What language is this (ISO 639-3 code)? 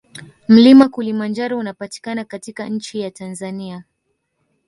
swa